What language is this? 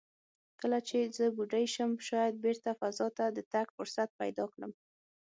Pashto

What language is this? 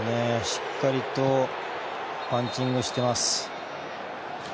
Japanese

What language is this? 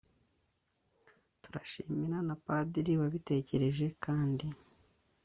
Kinyarwanda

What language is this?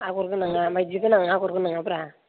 Bodo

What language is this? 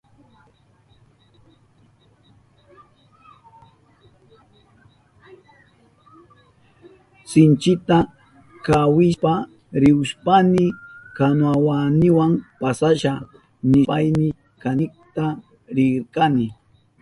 Southern Pastaza Quechua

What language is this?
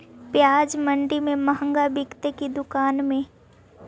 Magahi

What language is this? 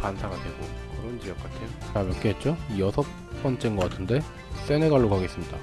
Korean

